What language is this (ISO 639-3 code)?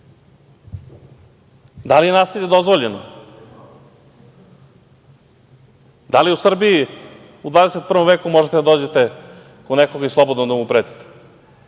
srp